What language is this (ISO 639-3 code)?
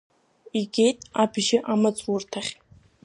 abk